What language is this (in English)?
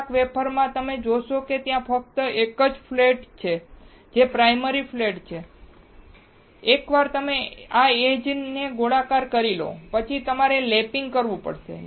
Gujarati